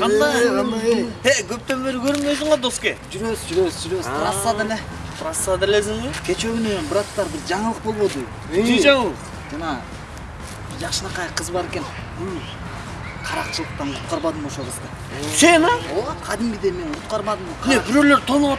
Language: Turkish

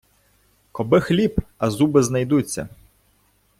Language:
Ukrainian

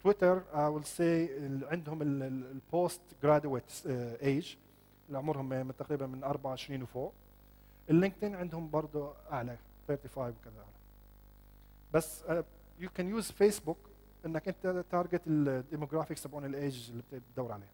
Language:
Arabic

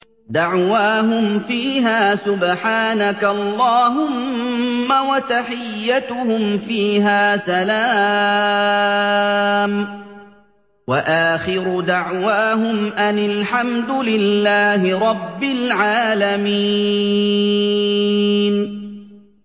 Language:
Arabic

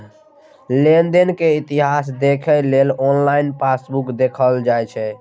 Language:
Maithili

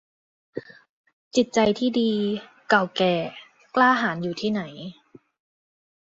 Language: Thai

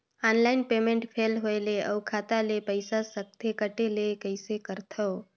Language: Chhattisgarhi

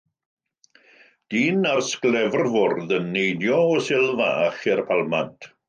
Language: Welsh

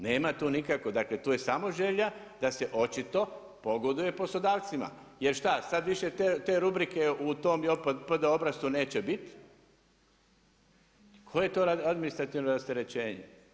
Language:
Croatian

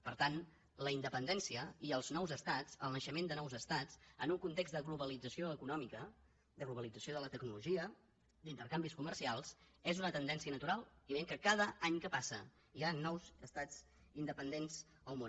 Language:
Catalan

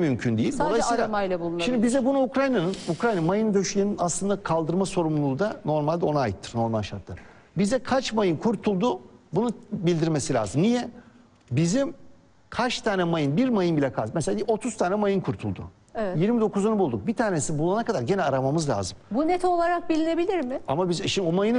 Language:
Turkish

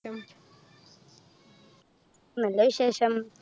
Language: Malayalam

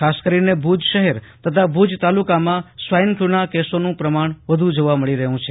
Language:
Gujarati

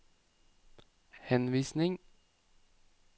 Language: Norwegian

